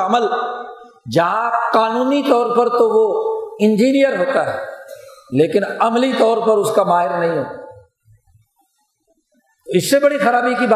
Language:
Urdu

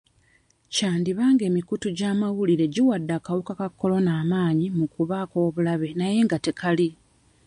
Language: Ganda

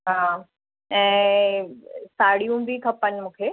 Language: Sindhi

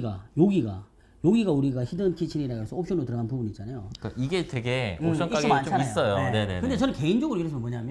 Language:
Korean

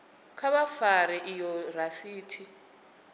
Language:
Venda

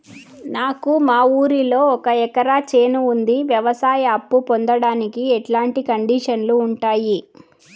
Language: Telugu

